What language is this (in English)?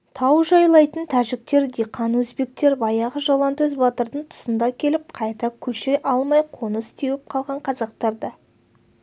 Kazakh